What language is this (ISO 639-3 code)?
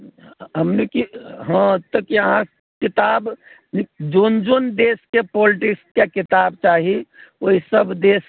mai